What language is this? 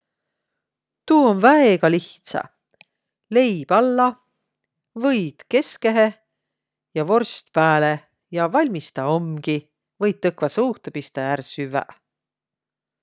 Võro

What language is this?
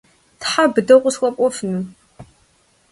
Kabardian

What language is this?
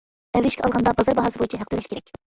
Uyghur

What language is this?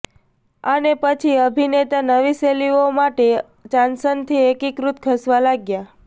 Gujarati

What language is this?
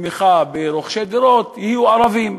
Hebrew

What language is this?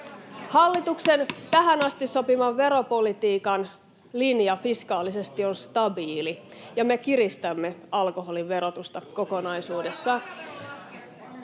Finnish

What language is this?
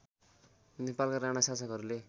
Nepali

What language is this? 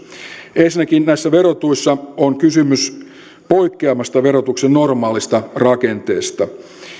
Finnish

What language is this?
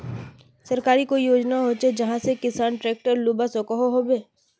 Magahi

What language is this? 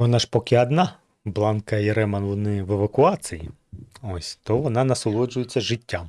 Ukrainian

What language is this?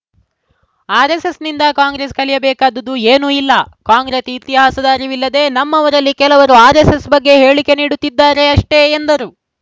Kannada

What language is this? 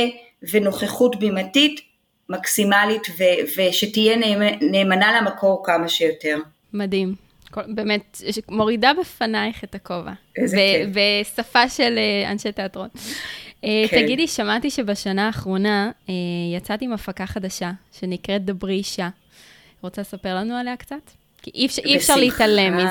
Hebrew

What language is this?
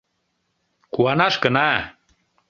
Mari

